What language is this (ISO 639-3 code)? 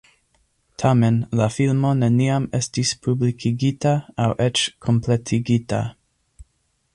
epo